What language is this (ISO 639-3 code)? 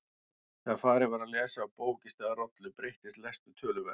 isl